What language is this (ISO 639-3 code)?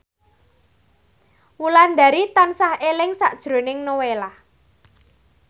jav